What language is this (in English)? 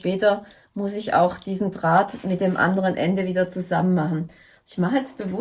German